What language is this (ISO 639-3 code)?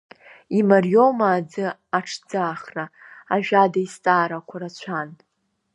abk